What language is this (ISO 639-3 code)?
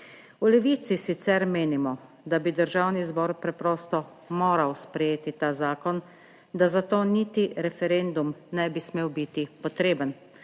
slv